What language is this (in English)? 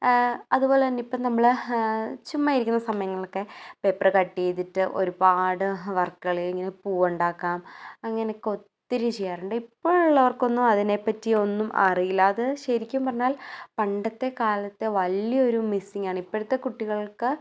Malayalam